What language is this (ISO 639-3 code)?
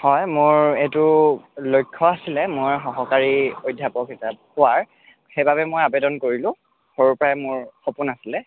asm